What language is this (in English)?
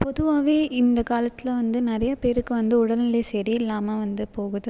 Tamil